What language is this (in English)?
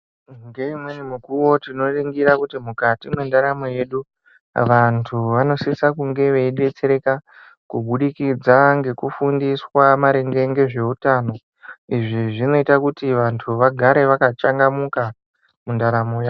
Ndau